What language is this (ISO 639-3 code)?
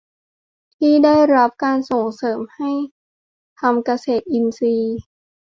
tha